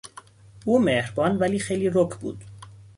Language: Persian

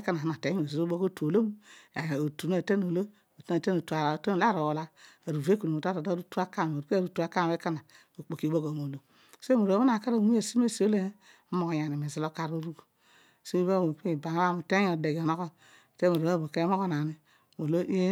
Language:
Odual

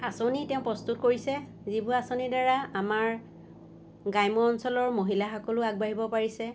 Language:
Assamese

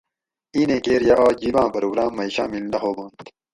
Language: Gawri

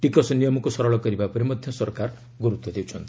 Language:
Odia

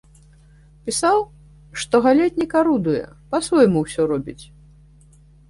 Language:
Belarusian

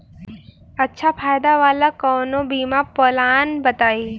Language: Bhojpuri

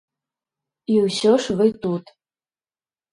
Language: Belarusian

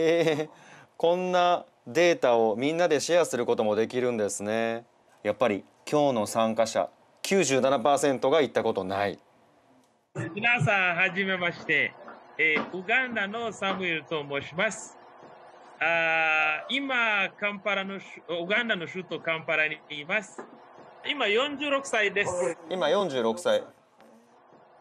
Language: Japanese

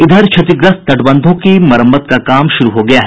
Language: Hindi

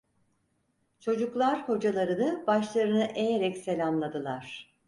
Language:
Turkish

